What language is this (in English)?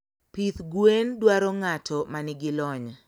Luo (Kenya and Tanzania)